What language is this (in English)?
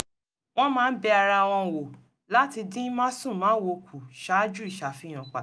Yoruba